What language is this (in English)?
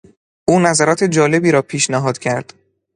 Persian